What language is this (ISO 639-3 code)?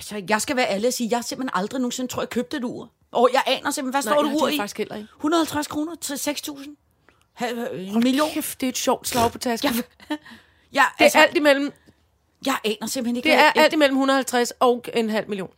dan